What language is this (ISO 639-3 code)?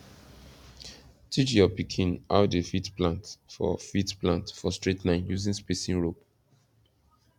pcm